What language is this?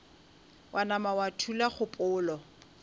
Northern Sotho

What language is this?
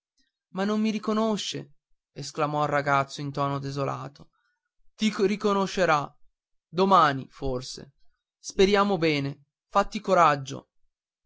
Italian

